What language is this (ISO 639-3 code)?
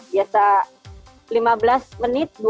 ind